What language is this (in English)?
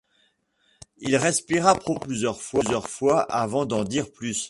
French